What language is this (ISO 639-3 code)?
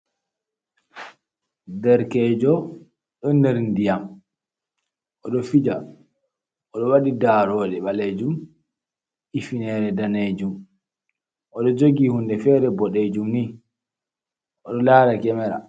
ful